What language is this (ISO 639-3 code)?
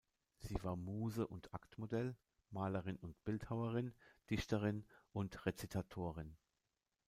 deu